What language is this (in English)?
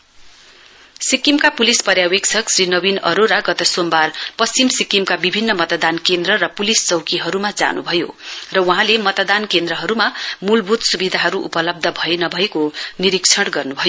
Nepali